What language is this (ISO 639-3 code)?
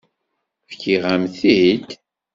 kab